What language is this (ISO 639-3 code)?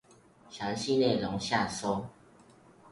zho